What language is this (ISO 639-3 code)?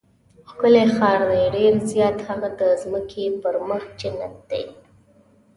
pus